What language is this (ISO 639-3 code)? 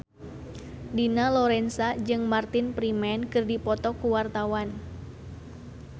sun